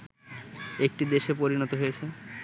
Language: Bangla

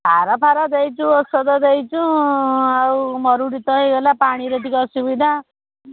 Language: Odia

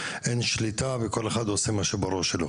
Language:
Hebrew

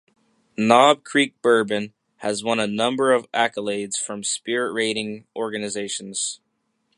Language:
English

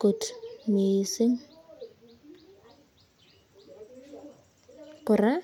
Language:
Kalenjin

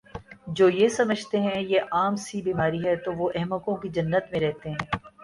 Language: Urdu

